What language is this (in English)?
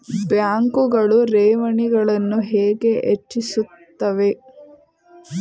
Kannada